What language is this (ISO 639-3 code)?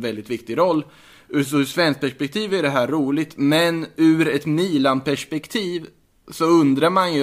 swe